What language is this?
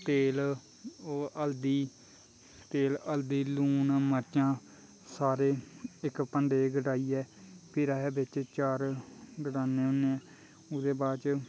Dogri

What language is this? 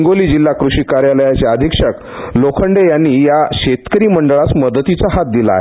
Marathi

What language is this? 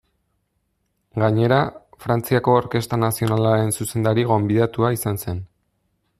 Basque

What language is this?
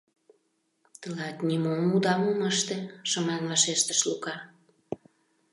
Mari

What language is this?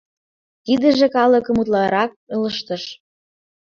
Mari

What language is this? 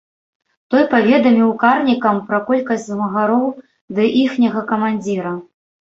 Belarusian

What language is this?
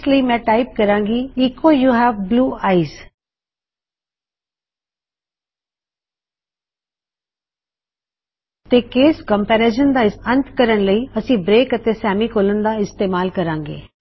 Punjabi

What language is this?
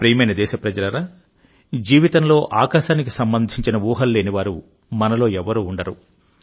Telugu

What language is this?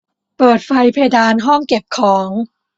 Thai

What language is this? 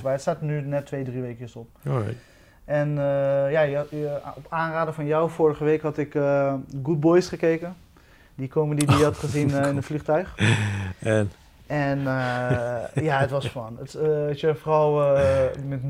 Dutch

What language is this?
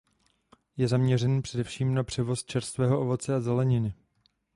Czech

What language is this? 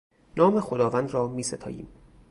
Persian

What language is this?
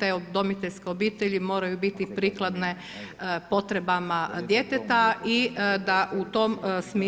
Croatian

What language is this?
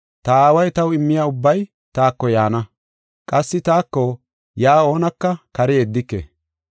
Gofa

